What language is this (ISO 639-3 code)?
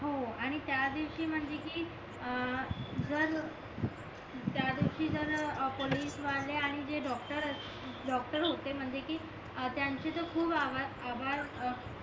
mar